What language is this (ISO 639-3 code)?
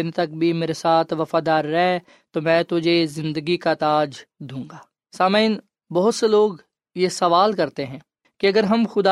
urd